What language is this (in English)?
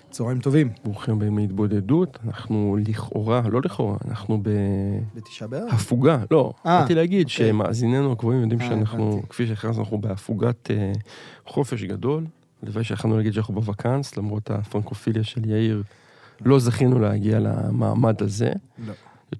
Hebrew